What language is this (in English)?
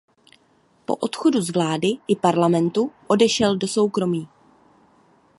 Czech